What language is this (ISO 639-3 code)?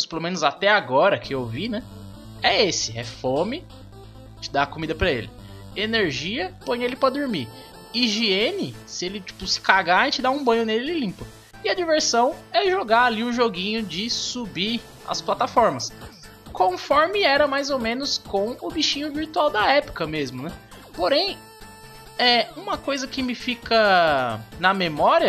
por